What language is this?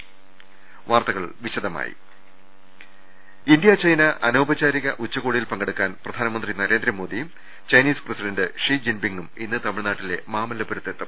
Malayalam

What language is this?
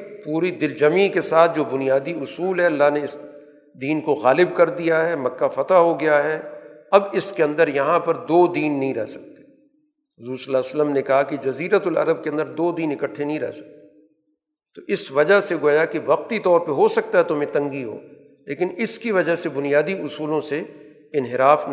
Urdu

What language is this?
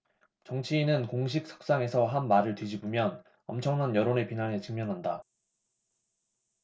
Korean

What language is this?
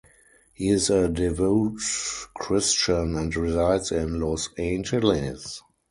English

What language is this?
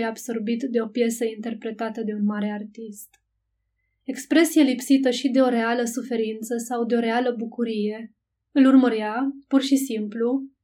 Romanian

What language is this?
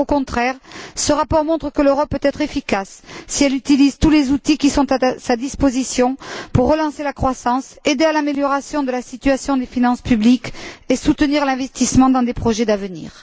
French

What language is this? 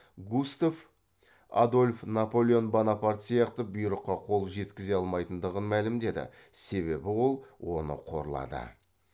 Kazakh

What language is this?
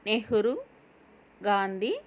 Telugu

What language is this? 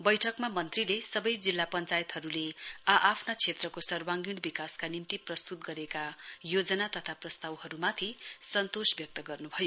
Nepali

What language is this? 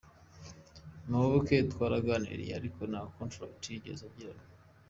Kinyarwanda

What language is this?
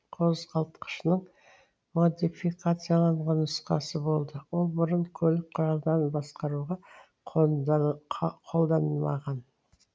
Kazakh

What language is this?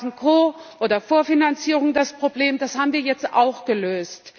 German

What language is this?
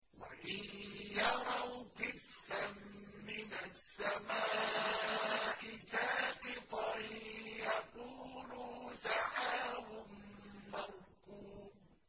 Arabic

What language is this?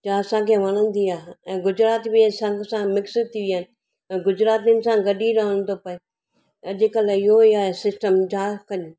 Sindhi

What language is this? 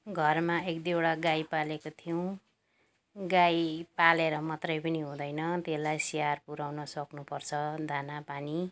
Nepali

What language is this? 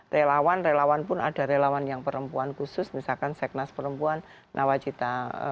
Indonesian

